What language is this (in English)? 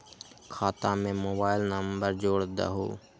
Magahi